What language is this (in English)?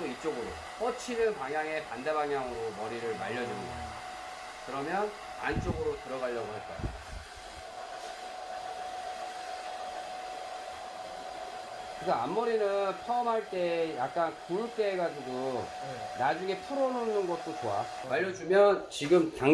Korean